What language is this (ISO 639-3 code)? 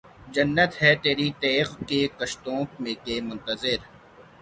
urd